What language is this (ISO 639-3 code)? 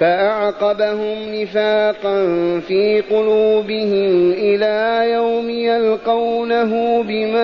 ara